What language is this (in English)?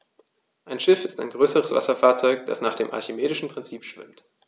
German